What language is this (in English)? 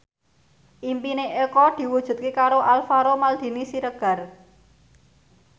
Javanese